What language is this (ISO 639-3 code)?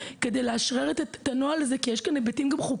heb